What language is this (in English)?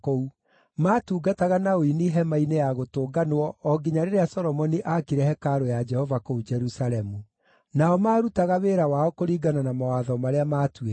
Kikuyu